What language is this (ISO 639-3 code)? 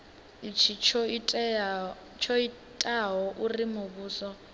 ven